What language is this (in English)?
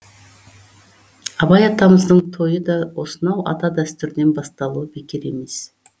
Kazakh